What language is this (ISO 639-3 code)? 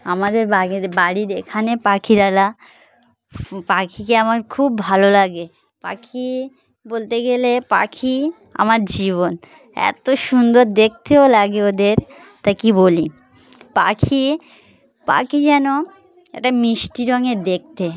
ben